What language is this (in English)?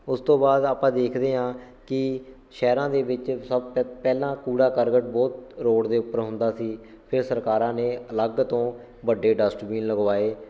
Punjabi